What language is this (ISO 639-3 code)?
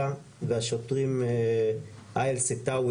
heb